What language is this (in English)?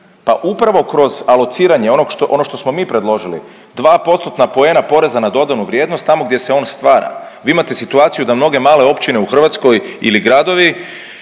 Croatian